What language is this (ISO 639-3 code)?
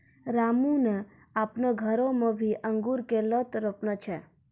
mai